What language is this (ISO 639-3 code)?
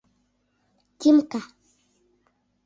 chm